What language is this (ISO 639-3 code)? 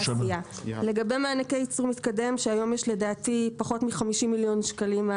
heb